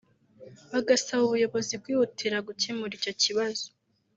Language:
Kinyarwanda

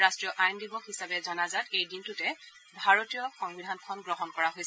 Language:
Assamese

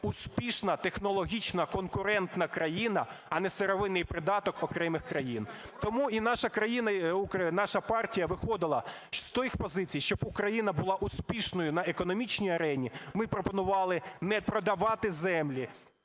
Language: Ukrainian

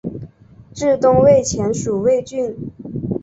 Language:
Chinese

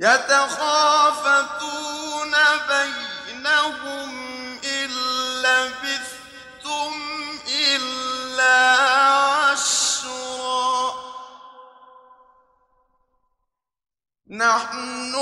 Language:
Arabic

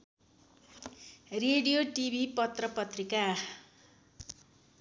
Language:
Nepali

